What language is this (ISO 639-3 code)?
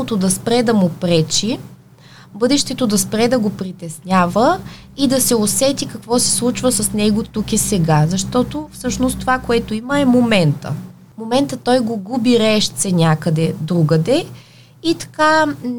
bul